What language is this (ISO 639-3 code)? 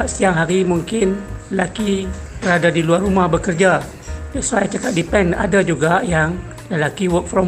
msa